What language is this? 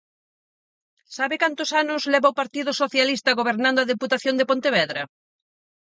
Galician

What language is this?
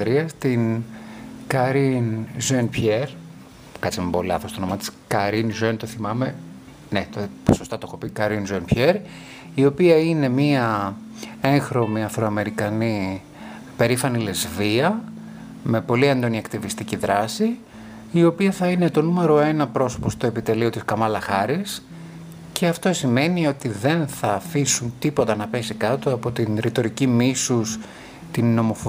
Greek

